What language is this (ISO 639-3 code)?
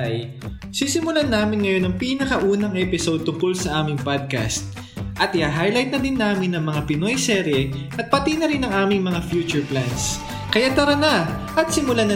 fil